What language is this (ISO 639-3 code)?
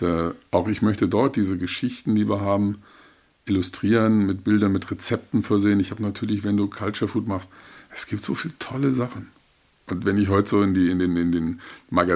deu